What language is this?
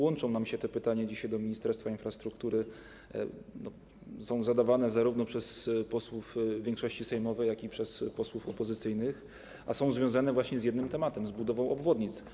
Polish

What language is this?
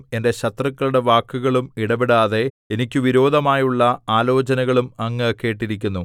Malayalam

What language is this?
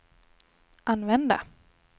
Swedish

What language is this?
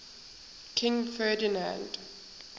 English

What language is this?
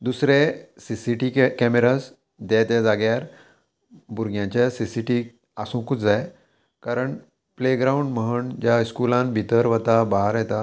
Konkani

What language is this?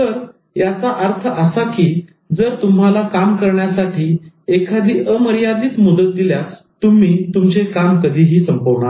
Marathi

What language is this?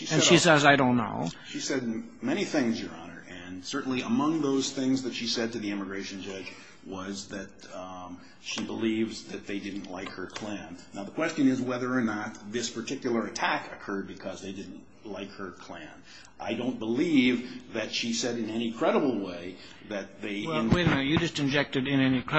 English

